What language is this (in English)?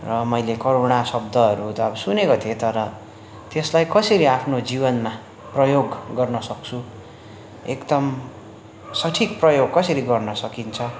Nepali